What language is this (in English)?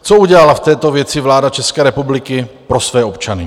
Czech